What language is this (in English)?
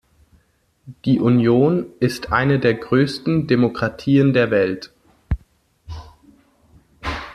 German